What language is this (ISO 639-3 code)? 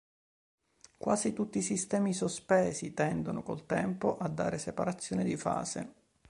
ita